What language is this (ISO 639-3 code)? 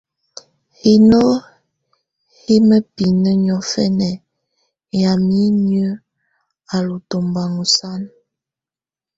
tvu